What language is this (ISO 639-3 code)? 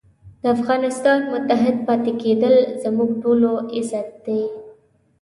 pus